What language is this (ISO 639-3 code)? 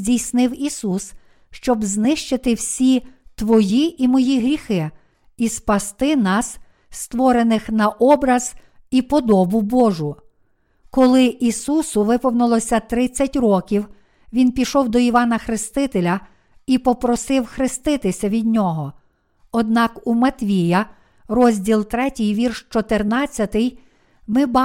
ukr